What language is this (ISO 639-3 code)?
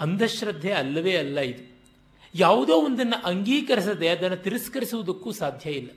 kan